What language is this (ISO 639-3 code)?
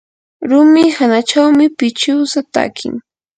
qur